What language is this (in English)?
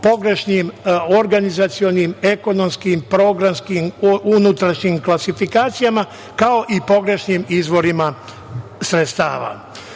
Serbian